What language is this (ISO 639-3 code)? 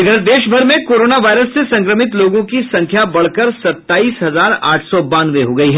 hin